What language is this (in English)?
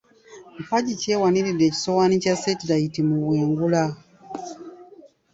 Ganda